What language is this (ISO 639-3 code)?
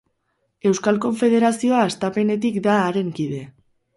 eus